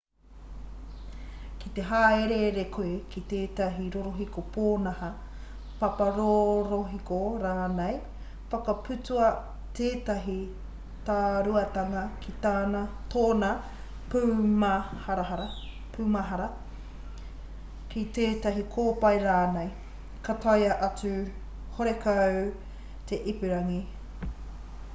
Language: Māori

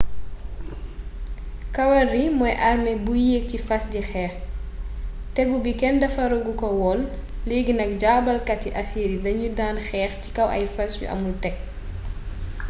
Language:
Wolof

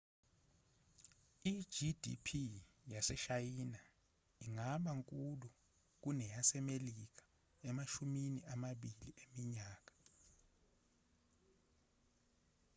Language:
Zulu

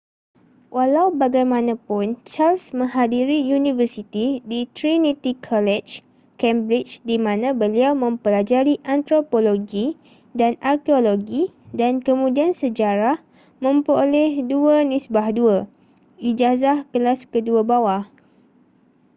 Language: Malay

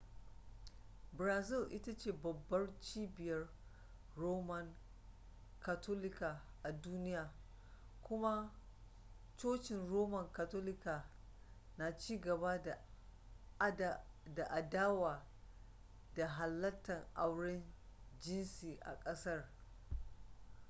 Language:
Hausa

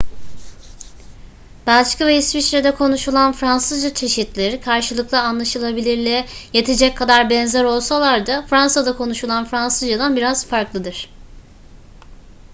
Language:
Turkish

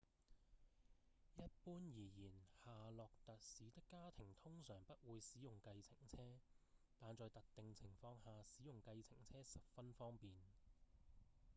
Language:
Cantonese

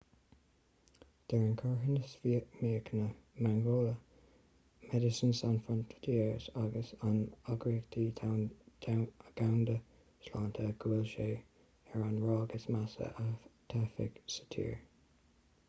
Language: Irish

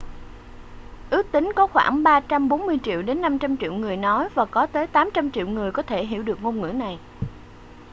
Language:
Vietnamese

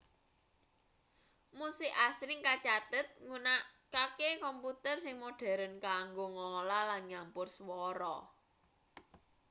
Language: Javanese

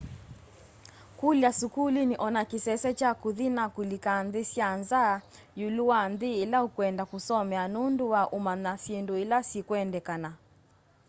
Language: Kamba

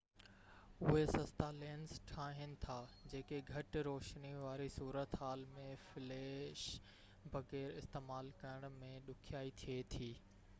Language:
Sindhi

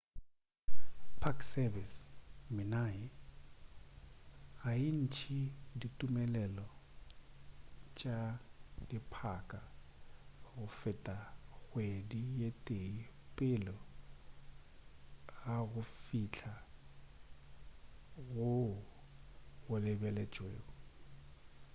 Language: Northern Sotho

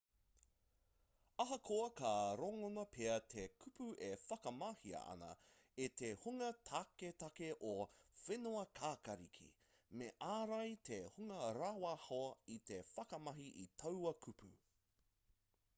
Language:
Māori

